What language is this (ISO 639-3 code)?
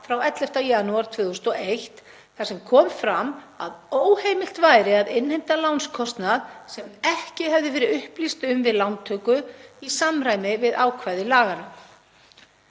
isl